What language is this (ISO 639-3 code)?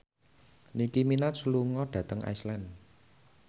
jav